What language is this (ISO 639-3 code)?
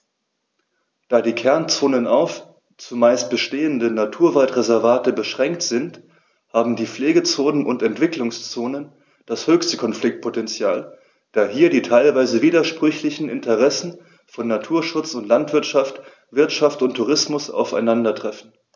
deu